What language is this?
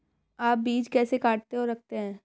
Hindi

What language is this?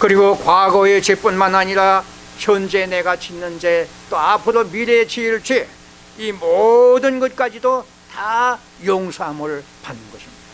Korean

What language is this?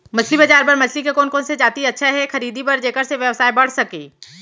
Chhattisgarhi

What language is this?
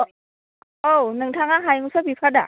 Bodo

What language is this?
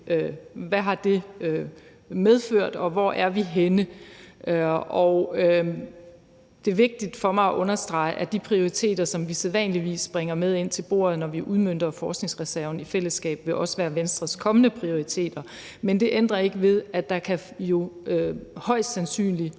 Danish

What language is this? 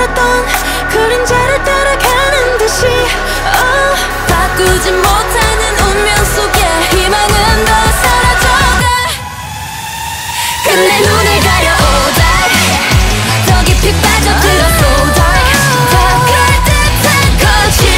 Vietnamese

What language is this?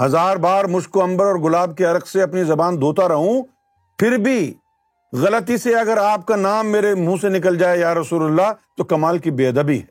Urdu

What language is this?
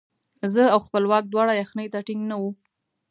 Pashto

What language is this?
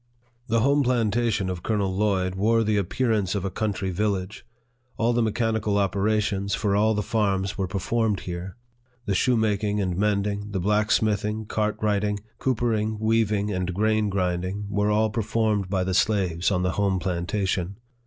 English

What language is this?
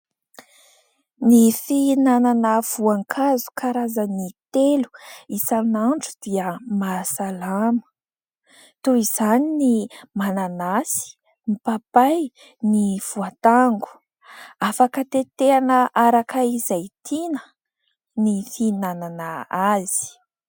Malagasy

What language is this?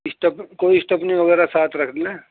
Urdu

